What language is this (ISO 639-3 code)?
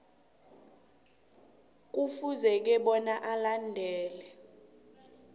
nbl